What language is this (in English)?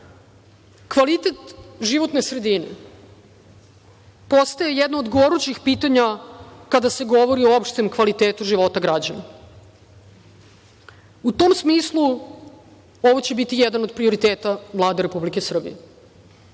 Serbian